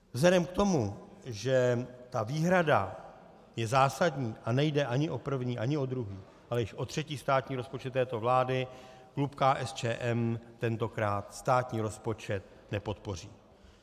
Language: Czech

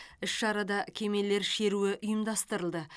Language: Kazakh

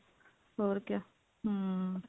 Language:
Punjabi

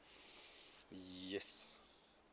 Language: English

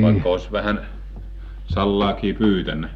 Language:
Finnish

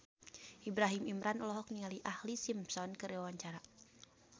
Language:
Sundanese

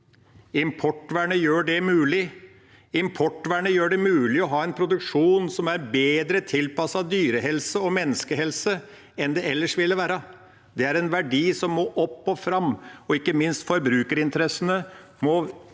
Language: Norwegian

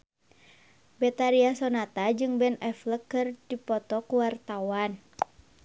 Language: Sundanese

